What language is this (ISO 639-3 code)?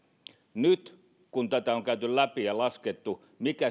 fin